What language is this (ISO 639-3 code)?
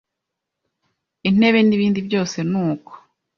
kin